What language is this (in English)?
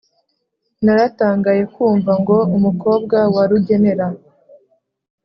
Kinyarwanda